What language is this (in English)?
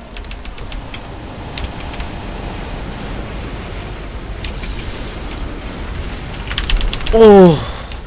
Korean